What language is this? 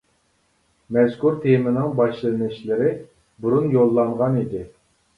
Uyghur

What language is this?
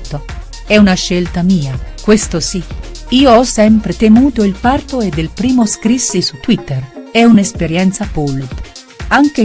Italian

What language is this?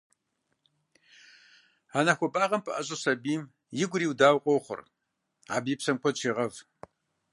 Kabardian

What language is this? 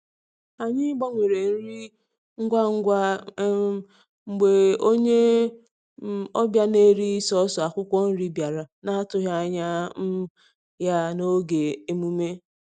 Igbo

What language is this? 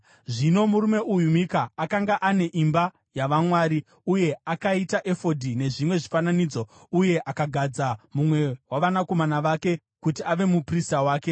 Shona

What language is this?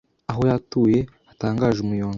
Kinyarwanda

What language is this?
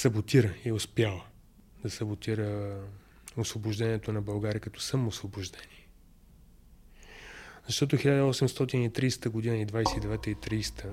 Bulgarian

